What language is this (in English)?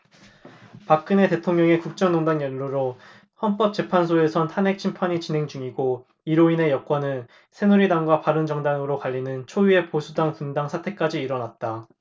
Korean